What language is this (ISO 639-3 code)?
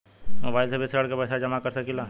bho